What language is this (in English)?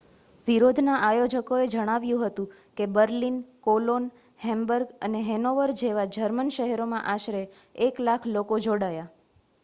Gujarati